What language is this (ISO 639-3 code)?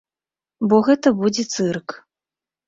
bel